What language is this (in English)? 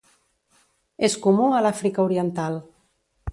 Catalan